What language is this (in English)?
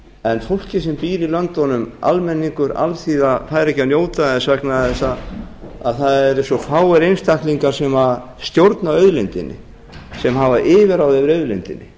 Icelandic